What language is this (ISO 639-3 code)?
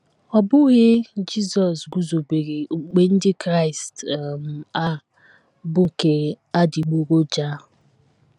ibo